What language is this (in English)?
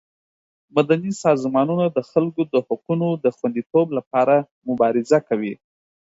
Pashto